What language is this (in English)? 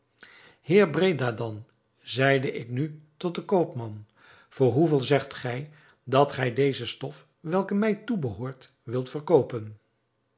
Dutch